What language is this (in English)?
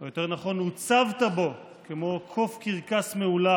Hebrew